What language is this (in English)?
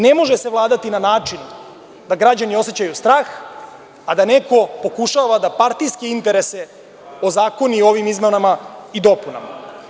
Serbian